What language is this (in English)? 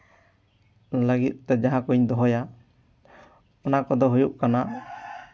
Santali